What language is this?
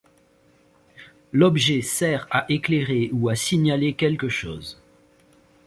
French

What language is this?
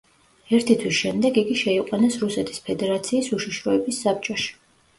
Georgian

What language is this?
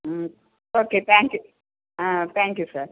Tamil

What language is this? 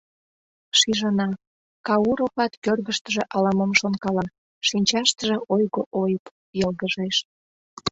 Mari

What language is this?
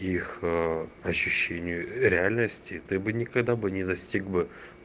Russian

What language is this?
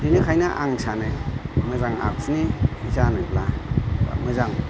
Bodo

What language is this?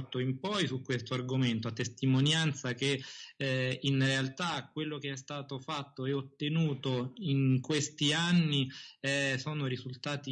Italian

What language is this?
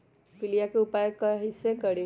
Magahi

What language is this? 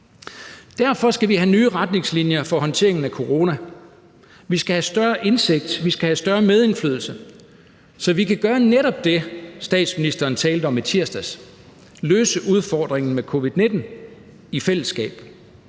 Danish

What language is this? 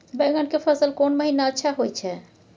Maithili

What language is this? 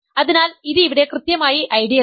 Malayalam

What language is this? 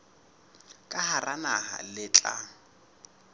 Southern Sotho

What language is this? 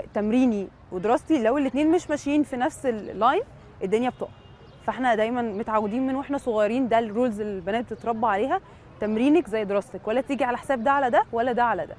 Arabic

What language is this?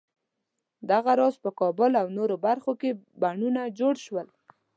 Pashto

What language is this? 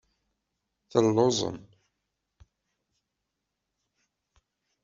Kabyle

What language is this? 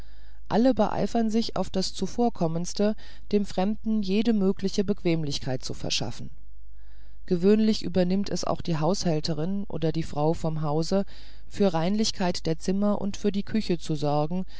German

